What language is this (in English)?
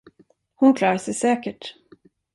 Swedish